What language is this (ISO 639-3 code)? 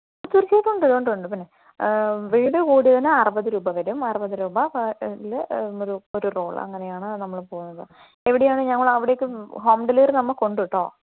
mal